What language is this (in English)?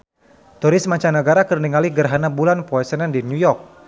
Sundanese